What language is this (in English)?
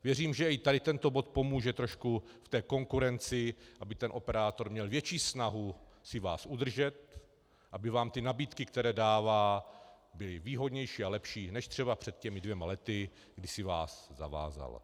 Czech